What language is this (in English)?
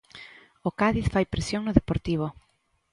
Galician